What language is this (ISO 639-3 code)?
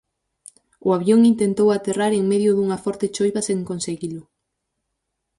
glg